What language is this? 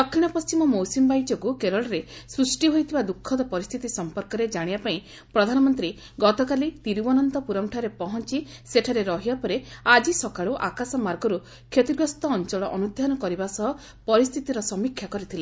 Odia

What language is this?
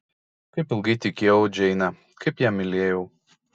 Lithuanian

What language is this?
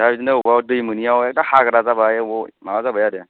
Bodo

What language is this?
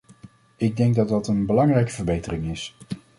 Dutch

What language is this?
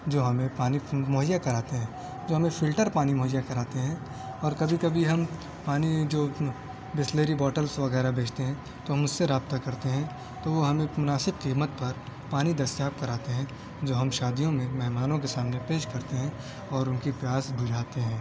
Urdu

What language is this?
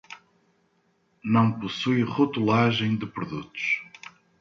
Portuguese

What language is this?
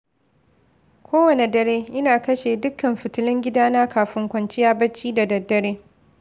Hausa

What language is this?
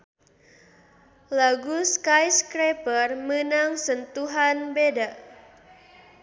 Sundanese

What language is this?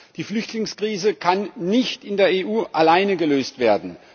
German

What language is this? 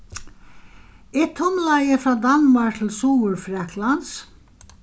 Faroese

